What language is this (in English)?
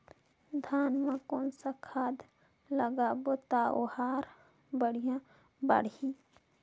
Chhattisgarhi